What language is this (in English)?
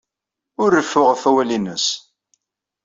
Kabyle